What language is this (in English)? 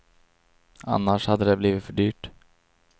Swedish